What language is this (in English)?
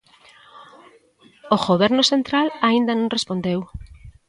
Galician